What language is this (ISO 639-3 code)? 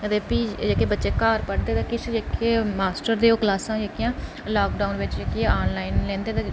doi